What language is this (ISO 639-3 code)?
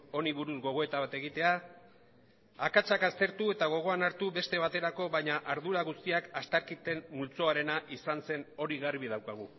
eus